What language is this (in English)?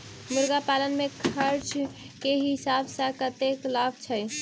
Maithili